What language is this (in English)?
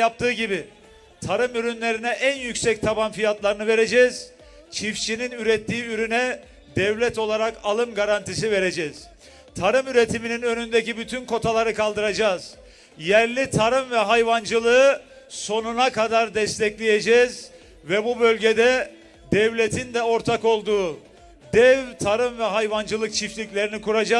Turkish